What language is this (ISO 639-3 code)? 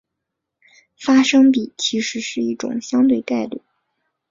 zho